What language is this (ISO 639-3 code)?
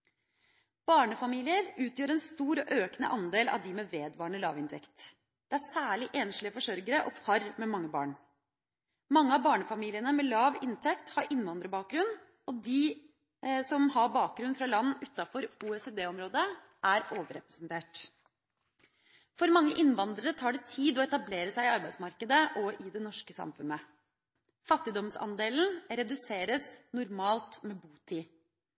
nob